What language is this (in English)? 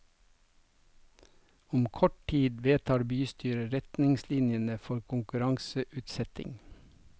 Norwegian